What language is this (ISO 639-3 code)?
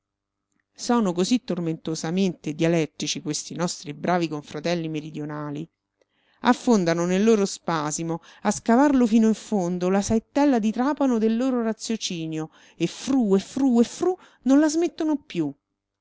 ita